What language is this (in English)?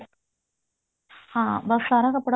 Punjabi